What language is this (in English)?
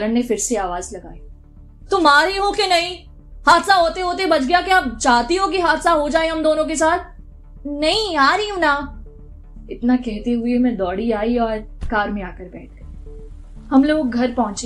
Hindi